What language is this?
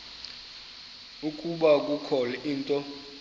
Xhosa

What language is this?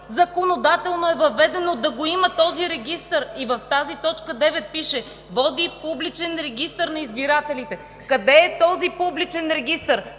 Bulgarian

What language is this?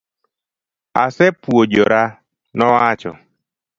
Luo (Kenya and Tanzania)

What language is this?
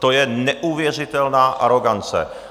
Czech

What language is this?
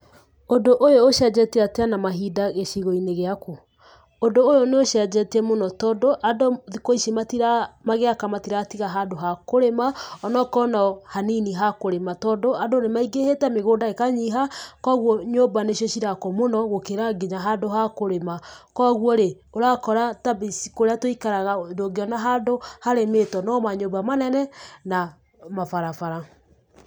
Kikuyu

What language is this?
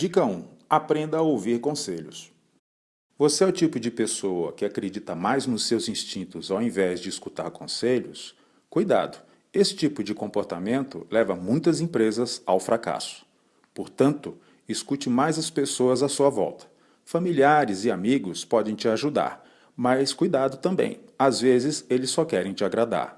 Portuguese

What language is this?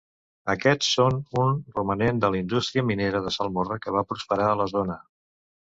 Catalan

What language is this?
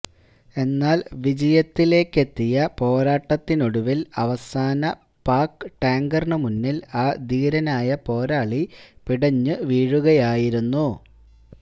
Malayalam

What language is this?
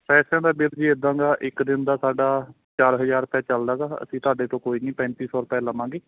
Punjabi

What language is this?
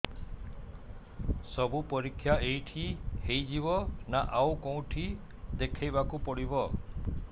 Odia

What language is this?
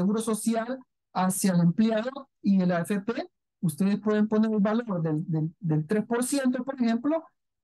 Spanish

